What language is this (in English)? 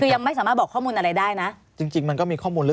Thai